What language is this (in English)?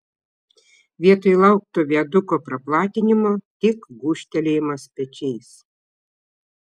Lithuanian